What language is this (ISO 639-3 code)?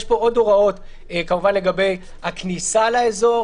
heb